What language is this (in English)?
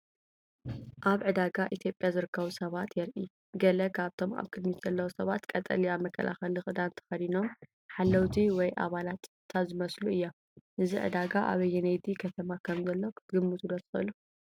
Tigrinya